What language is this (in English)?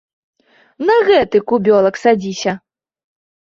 Belarusian